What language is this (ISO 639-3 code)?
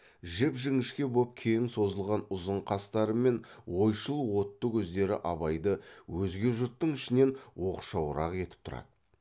kaz